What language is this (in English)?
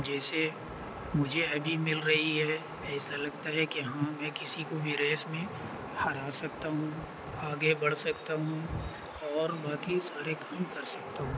Urdu